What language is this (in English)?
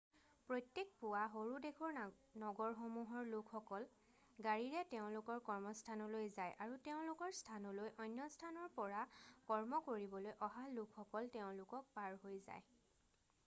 Assamese